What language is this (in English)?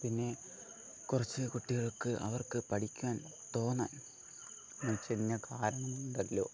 Malayalam